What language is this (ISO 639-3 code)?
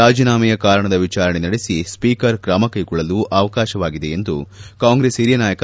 kan